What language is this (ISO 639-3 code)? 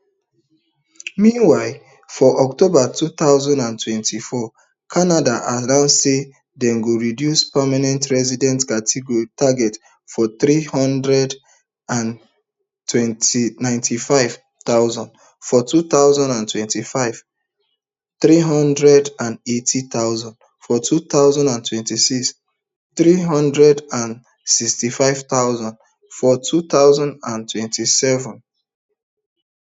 pcm